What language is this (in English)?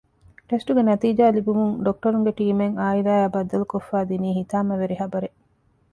Divehi